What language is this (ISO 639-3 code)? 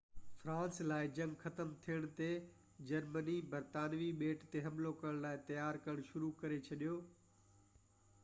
snd